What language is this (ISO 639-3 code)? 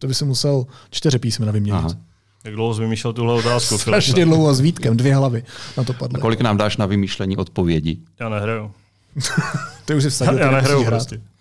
ces